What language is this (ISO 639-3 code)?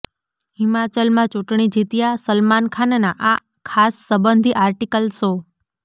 guj